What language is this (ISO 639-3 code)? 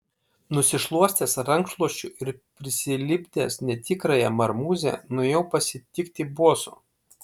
lit